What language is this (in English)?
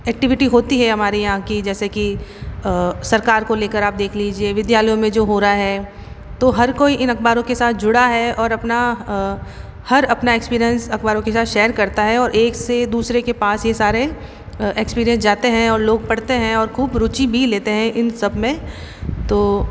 Hindi